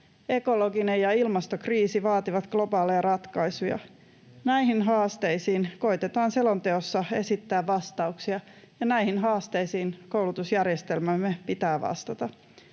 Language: Finnish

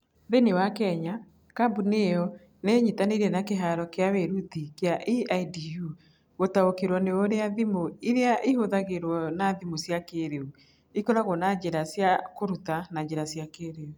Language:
Kikuyu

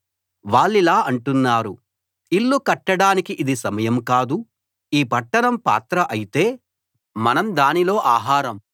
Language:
Telugu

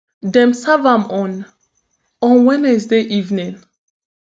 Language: Nigerian Pidgin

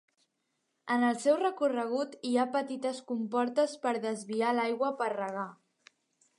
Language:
Catalan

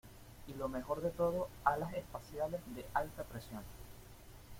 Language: Spanish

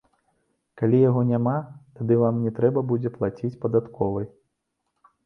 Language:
Belarusian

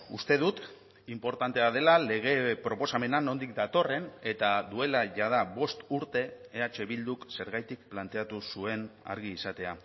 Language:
Basque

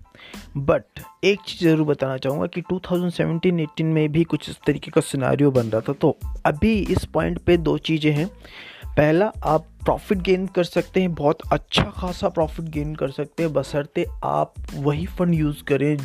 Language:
Hindi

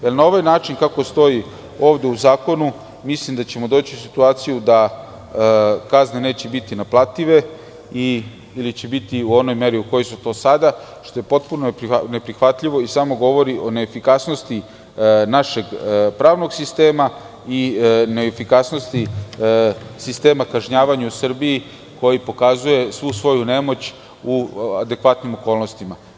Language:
Serbian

